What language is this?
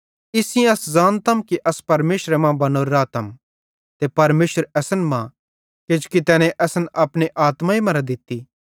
Bhadrawahi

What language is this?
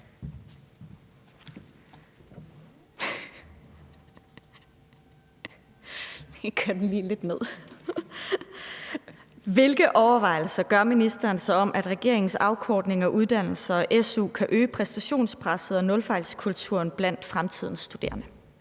Danish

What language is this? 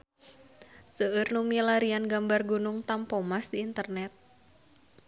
Sundanese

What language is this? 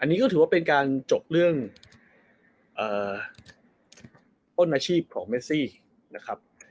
Thai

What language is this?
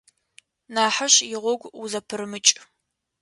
Adyghe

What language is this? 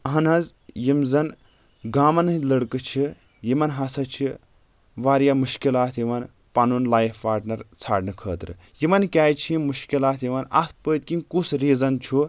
Kashmiri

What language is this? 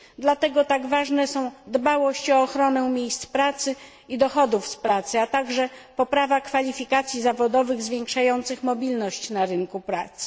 Polish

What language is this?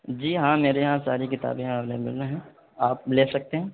Urdu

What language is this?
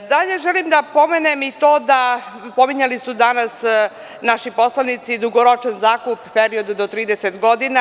Serbian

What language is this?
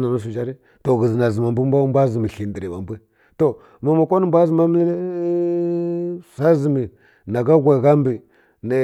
Kirya-Konzəl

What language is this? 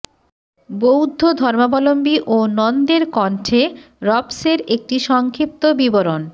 Bangla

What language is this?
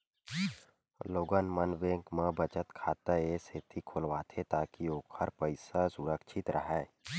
Chhattisgarhi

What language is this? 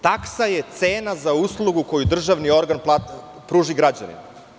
Serbian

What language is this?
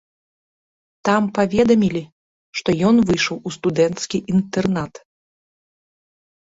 Belarusian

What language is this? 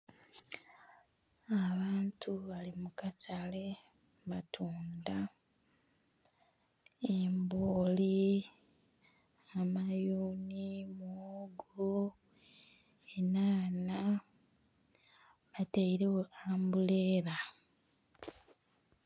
Soga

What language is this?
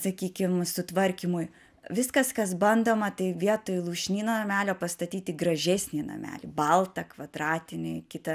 Lithuanian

